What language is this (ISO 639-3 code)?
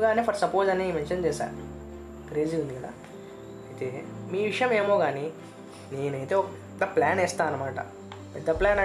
tel